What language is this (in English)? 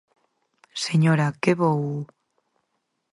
Galician